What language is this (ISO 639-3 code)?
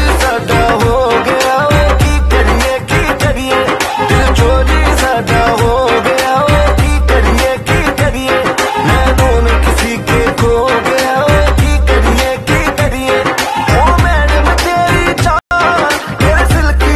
ron